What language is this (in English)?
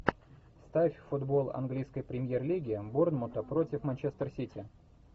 Russian